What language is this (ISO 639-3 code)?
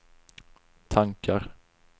swe